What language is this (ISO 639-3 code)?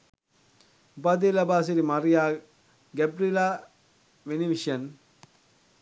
sin